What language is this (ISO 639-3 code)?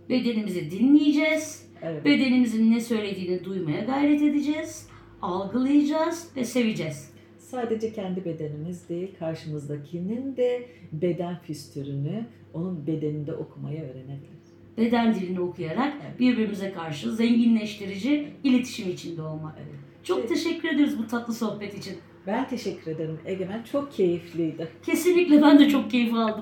tur